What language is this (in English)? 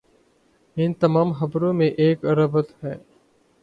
Urdu